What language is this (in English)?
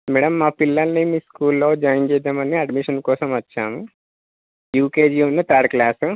Telugu